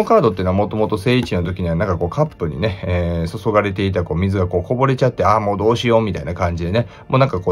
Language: Japanese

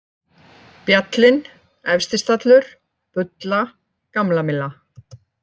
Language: Icelandic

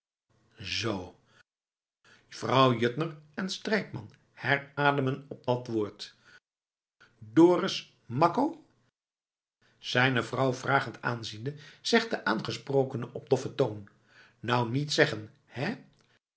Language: Dutch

